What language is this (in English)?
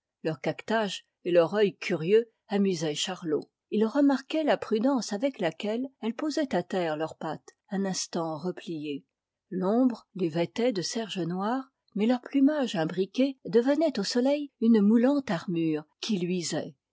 French